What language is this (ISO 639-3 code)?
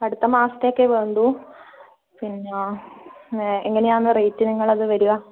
mal